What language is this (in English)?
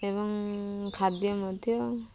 Odia